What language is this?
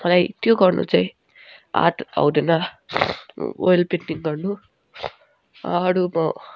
Nepali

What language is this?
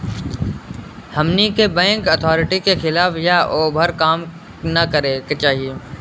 Bhojpuri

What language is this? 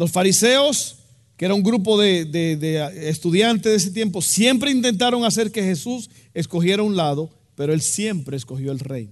Spanish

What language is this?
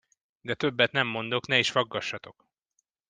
Hungarian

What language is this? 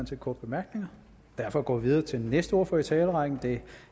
Danish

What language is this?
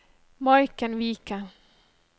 Norwegian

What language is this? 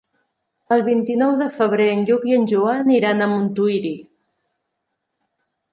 Catalan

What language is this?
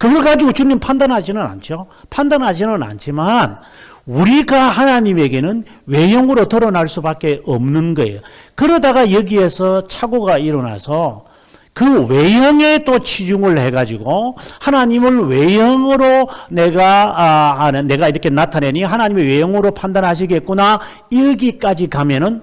Korean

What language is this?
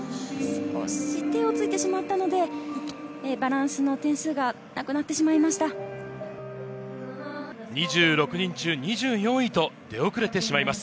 Japanese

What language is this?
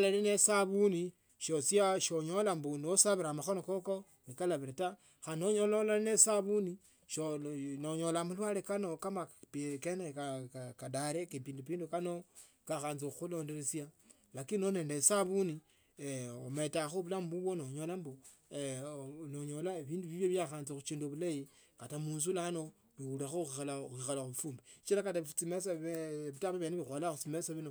Tsotso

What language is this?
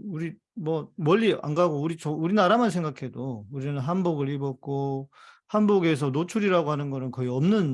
Korean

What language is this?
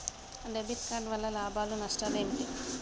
Telugu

